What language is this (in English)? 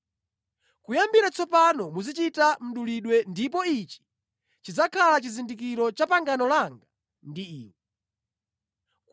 Nyanja